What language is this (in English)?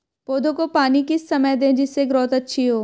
Hindi